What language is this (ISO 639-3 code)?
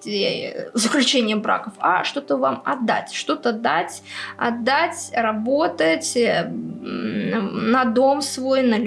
rus